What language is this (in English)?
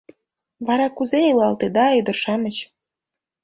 Mari